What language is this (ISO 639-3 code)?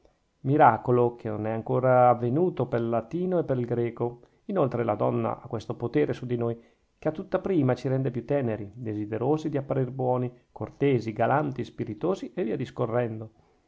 ita